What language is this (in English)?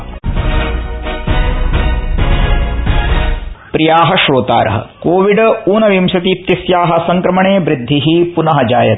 Sanskrit